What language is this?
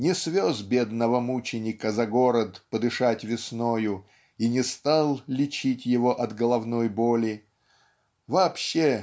Russian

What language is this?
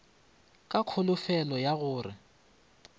Northern Sotho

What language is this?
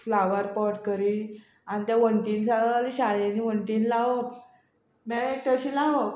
Konkani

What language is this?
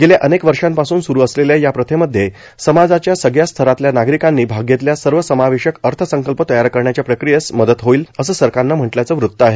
Marathi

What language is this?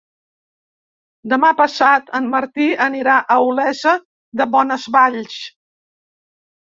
Catalan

